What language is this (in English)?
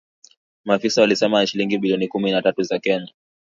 Swahili